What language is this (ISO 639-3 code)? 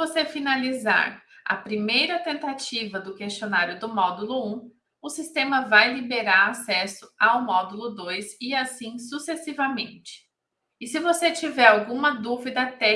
por